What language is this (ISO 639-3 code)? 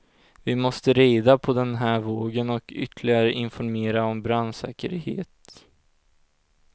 swe